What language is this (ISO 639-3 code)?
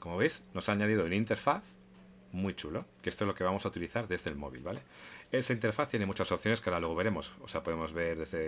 spa